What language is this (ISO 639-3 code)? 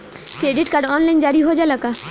bho